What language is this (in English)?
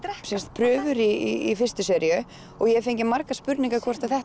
Icelandic